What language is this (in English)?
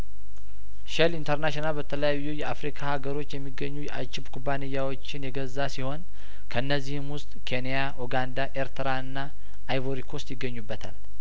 Amharic